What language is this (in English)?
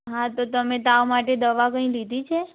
Gujarati